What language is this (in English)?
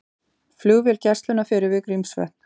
Icelandic